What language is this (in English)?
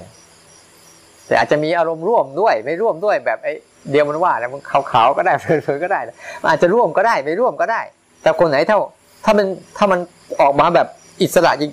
Thai